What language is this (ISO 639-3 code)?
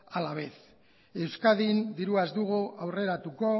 eus